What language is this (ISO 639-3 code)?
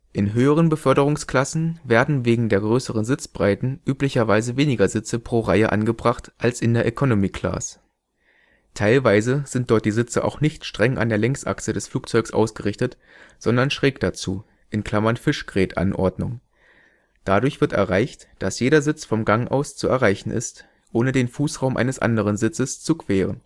deu